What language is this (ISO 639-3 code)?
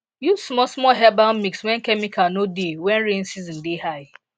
pcm